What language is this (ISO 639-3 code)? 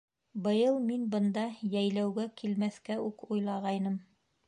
bak